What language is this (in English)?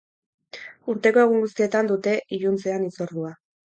Basque